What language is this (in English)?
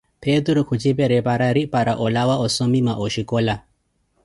Koti